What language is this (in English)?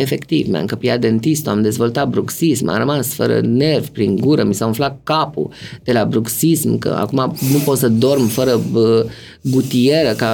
Romanian